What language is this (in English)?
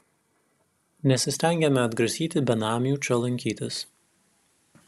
Lithuanian